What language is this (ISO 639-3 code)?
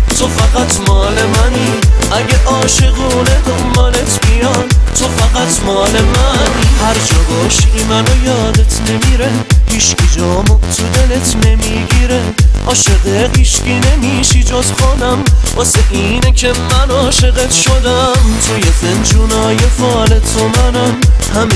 fas